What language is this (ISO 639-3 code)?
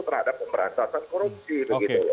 ind